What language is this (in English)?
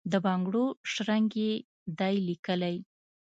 Pashto